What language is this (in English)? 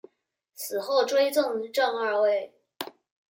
Chinese